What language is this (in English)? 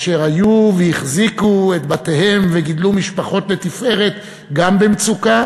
Hebrew